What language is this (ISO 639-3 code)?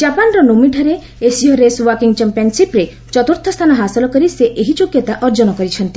ori